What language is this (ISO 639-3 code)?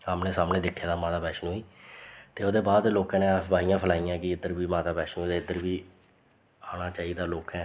doi